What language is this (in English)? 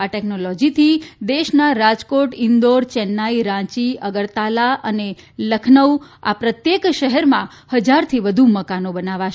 Gujarati